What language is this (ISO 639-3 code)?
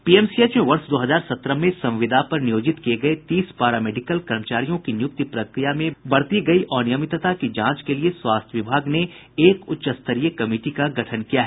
hin